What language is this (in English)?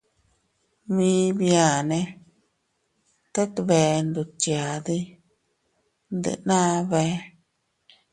Teutila Cuicatec